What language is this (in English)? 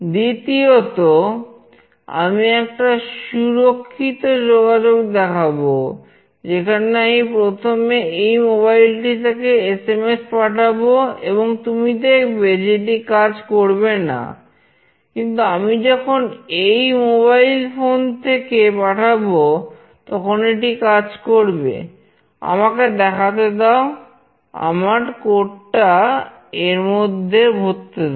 Bangla